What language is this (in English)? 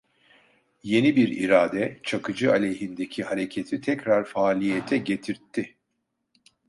Turkish